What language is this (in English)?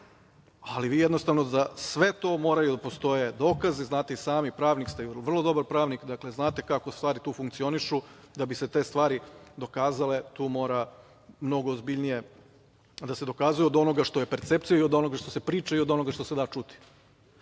Serbian